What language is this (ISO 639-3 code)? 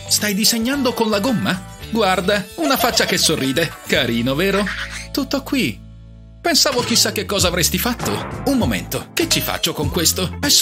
ita